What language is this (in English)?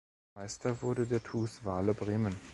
German